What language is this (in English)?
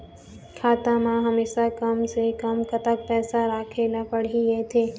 Chhattisgarhi